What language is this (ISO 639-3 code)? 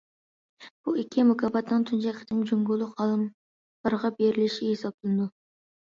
uig